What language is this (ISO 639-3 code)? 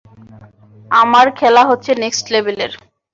ben